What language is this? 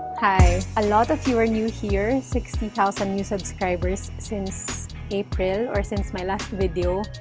English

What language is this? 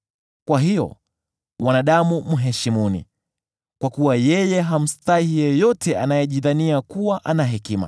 Swahili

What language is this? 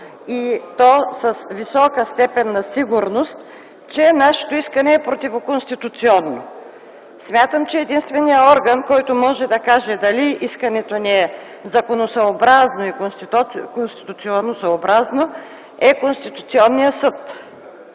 Bulgarian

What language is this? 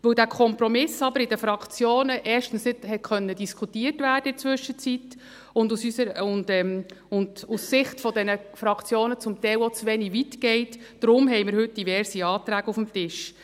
Swiss German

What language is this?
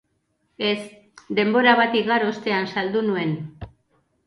Basque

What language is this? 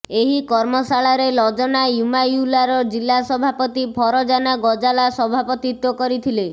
Odia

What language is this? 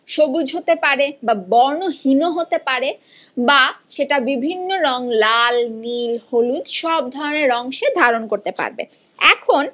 Bangla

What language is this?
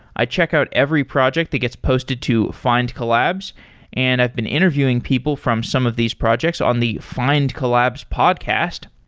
English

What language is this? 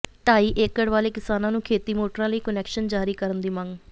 Punjabi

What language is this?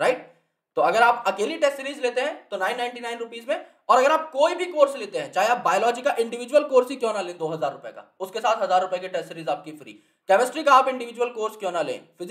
Hindi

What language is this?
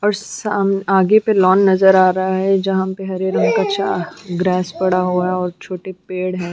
Hindi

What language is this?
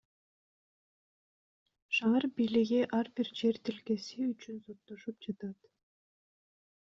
Kyrgyz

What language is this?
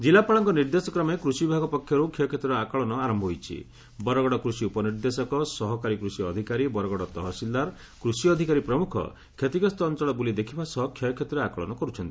Odia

